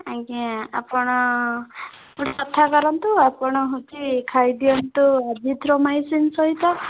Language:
Odia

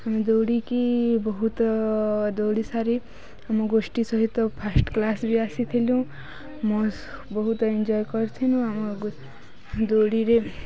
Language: Odia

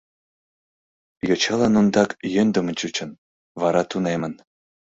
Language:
Mari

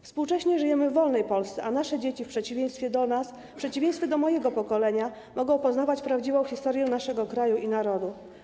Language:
Polish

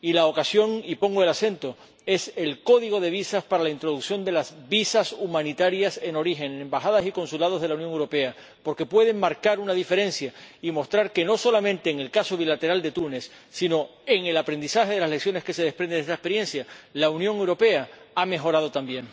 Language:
Spanish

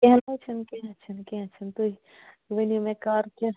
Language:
Kashmiri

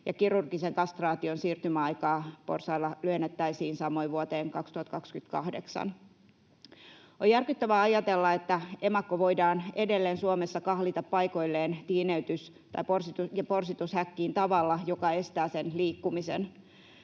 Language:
Finnish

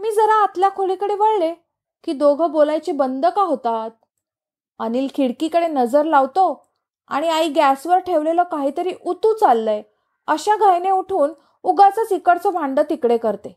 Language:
Marathi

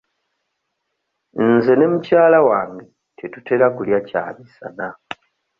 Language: Ganda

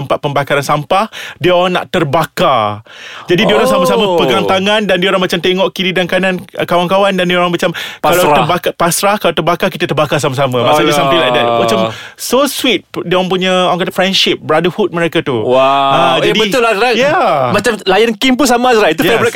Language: Malay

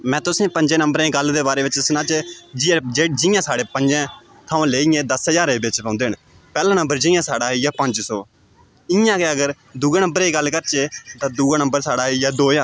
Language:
Dogri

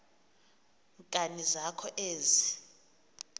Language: Xhosa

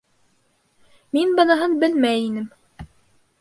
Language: Bashkir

